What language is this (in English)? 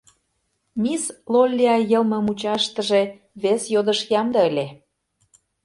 Mari